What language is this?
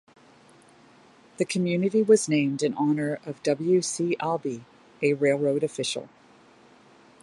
English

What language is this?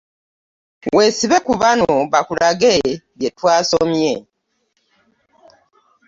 Ganda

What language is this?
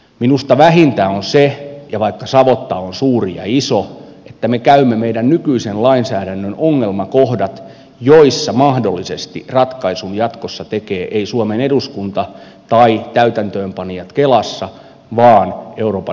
Finnish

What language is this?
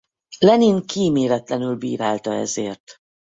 Hungarian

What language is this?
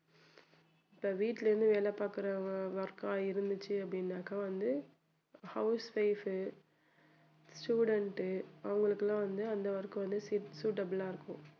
Tamil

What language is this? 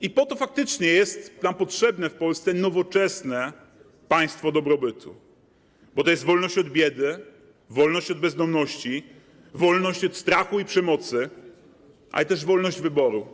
Polish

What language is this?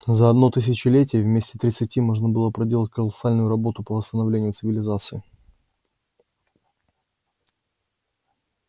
Russian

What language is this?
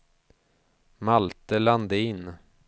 Swedish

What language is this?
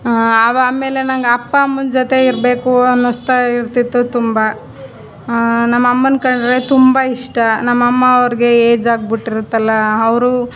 Kannada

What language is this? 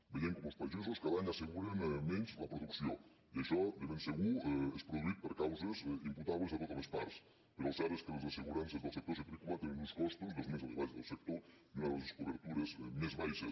Catalan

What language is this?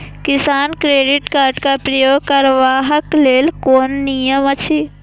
Maithili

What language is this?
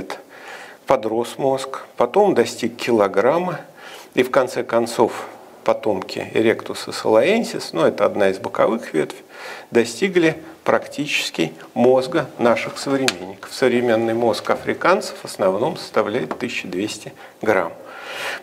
Russian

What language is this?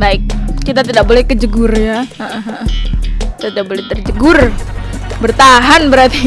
Indonesian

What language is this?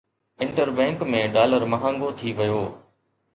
Sindhi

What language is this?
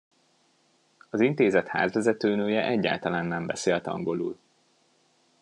Hungarian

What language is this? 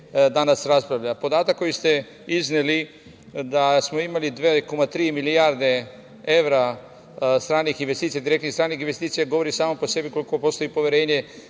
Serbian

